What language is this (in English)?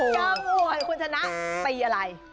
Thai